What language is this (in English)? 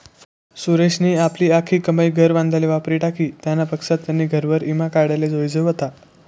Marathi